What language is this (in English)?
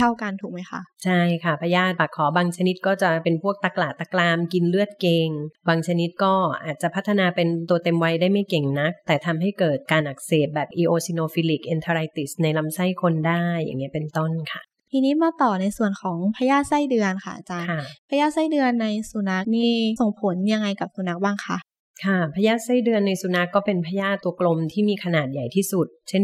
Thai